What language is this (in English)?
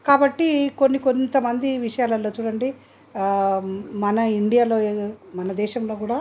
Telugu